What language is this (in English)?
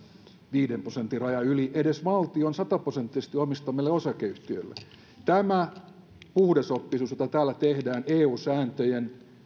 Finnish